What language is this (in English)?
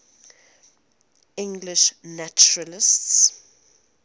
English